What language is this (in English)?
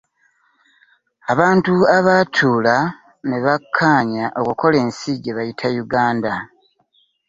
Ganda